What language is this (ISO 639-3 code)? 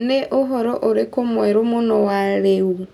kik